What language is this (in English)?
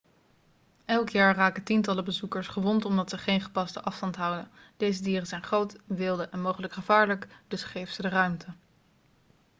Dutch